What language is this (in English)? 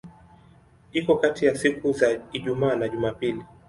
Swahili